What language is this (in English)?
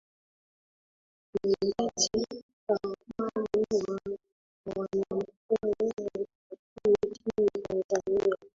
Swahili